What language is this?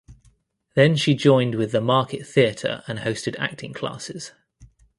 English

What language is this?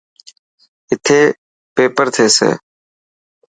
Dhatki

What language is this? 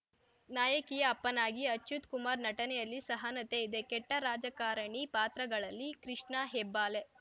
Kannada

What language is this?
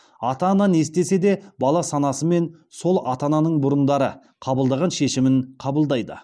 Kazakh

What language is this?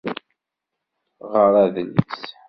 Kabyle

